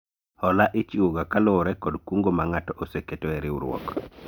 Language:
Luo (Kenya and Tanzania)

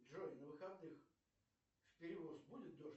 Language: Russian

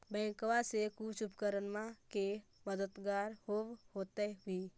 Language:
Magahi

